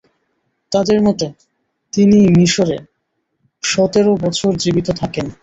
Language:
Bangla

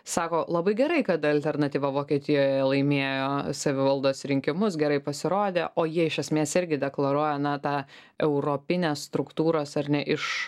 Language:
Lithuanian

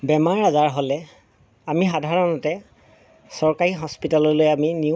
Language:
Assamese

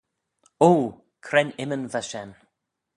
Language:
Manx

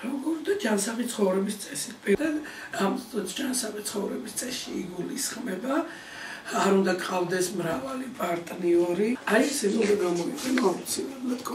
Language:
Hebrew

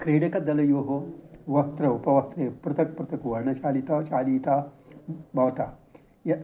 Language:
Sanskrit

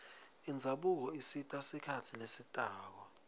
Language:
Swati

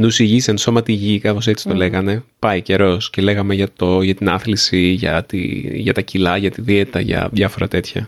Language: Greek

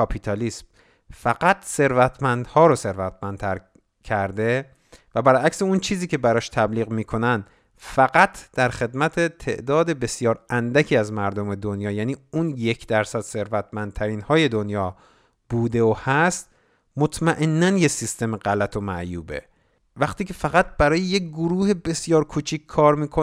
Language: Persian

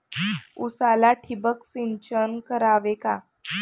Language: Marathi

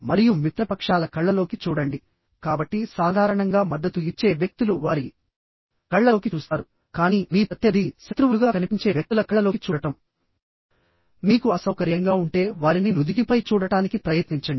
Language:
Telugu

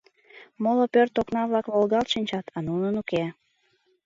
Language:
Mari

